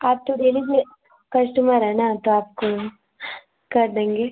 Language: Hindi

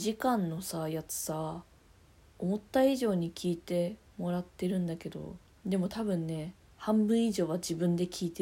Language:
Japanese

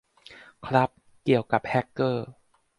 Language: Thai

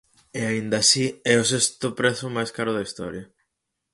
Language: Galician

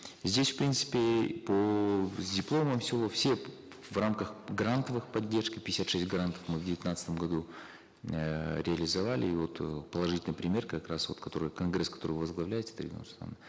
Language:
Kazakh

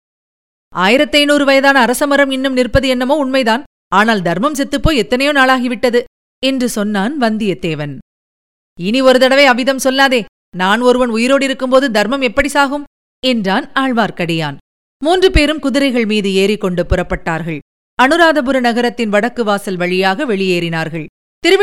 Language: Tamil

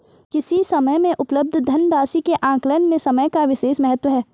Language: Hindi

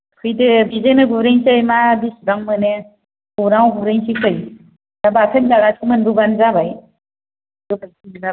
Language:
Bodo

